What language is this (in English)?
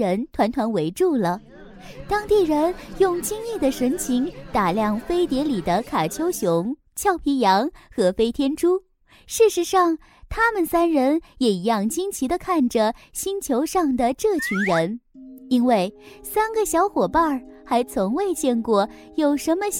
Chinese